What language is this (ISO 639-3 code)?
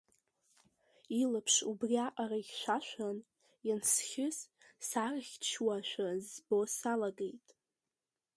abk